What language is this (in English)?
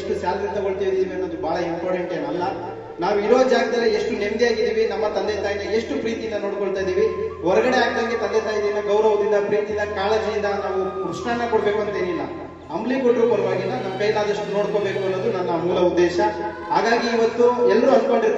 Kannada